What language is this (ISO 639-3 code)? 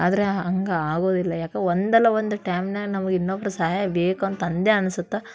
kan